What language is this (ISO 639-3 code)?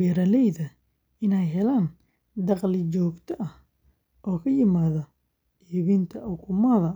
som